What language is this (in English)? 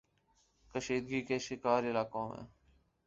Urdu